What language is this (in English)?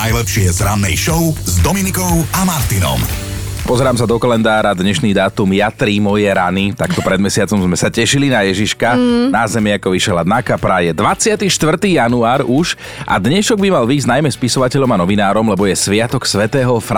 Slovak